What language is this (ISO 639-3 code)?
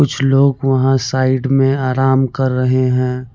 hin